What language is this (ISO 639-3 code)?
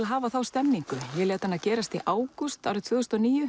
isl